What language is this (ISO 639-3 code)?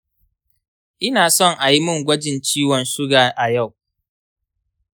hau